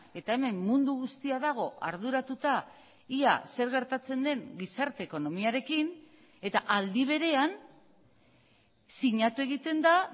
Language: Basque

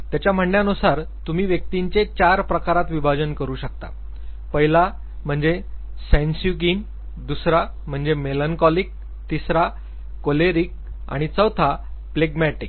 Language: Marathi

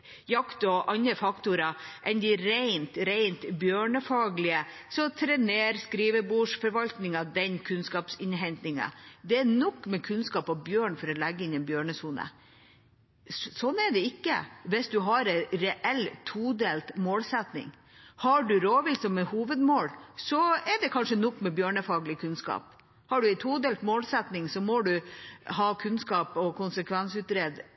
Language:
Norwegian Bokmål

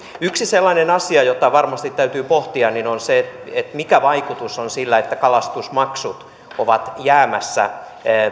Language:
Finnish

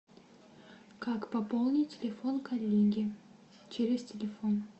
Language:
Russian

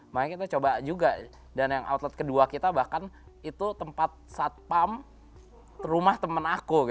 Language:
Indonesian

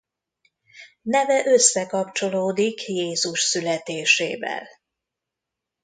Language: Hungarian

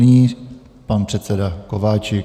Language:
Czech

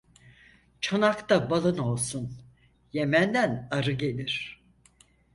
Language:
Turkish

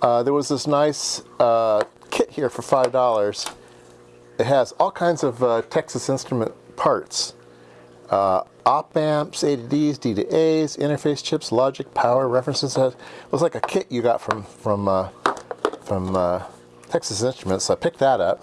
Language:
English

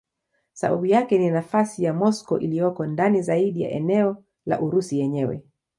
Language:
Swahili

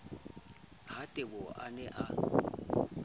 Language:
Southern Sotho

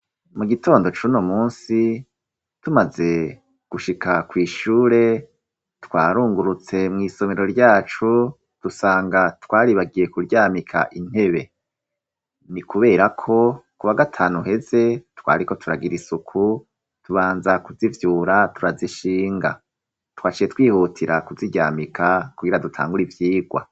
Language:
Rundi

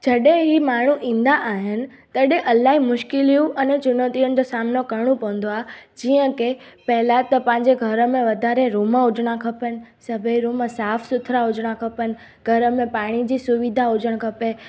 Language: Sindhi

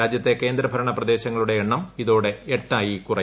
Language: Malayalam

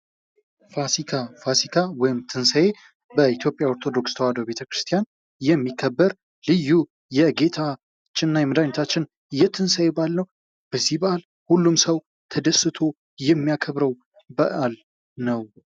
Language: Amharic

